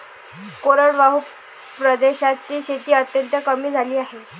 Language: Marathi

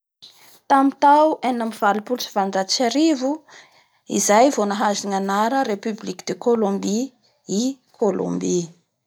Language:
Bara Malagasy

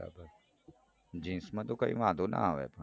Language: Gujarati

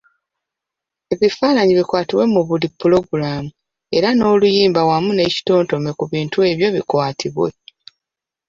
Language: Ganda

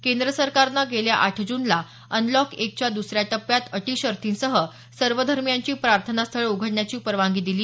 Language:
Marathi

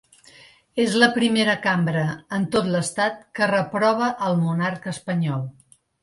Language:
Catalan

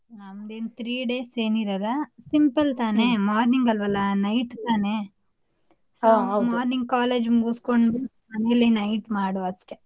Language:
Kannada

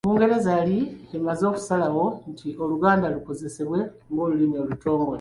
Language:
Ganda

